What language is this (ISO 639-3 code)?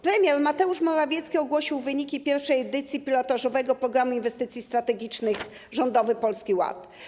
pol